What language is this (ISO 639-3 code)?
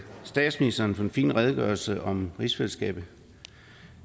dan